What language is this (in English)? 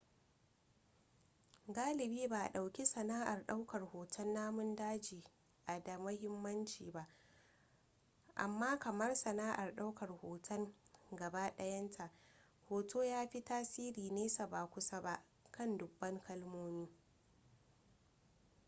Hausa